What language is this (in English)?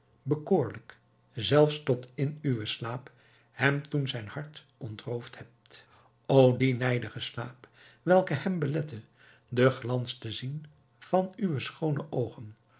Dutch